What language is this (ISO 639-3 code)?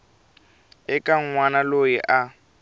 tso